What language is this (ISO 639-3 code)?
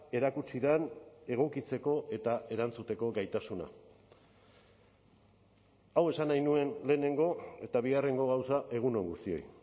eus